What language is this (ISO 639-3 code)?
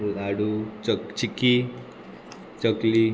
kok